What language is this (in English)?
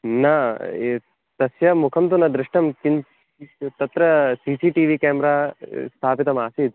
Sanskrit